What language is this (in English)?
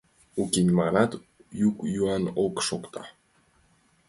Mari